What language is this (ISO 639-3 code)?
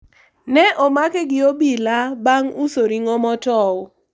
luo